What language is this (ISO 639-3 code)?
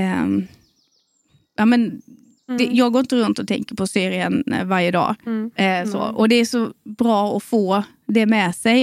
swe